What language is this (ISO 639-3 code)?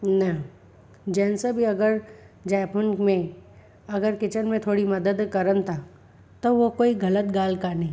snd